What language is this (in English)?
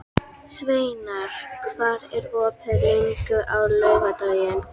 Icelandic